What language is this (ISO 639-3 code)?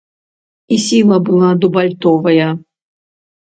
bel